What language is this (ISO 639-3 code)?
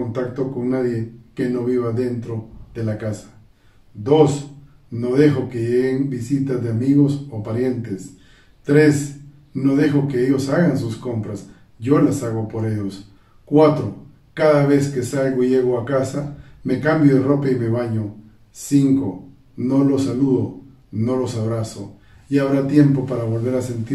spa